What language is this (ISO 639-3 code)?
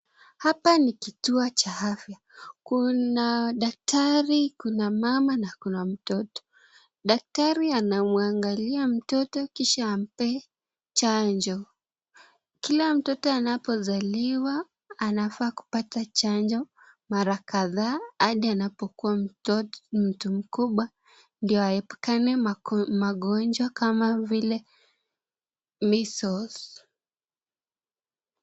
swa